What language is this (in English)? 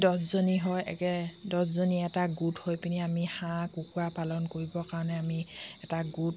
Assamese